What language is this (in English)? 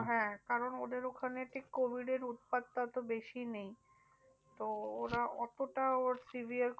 Bangla